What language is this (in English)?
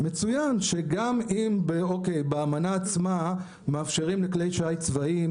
Hebrew